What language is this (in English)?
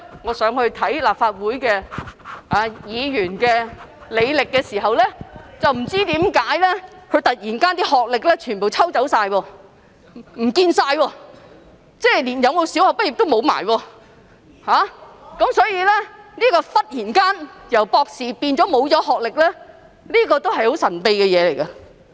Cantonese